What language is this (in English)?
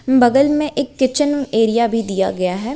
Hindi